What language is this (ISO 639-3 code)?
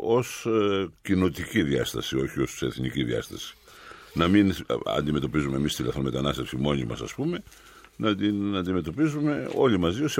ell